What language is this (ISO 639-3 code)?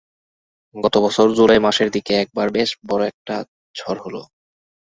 ben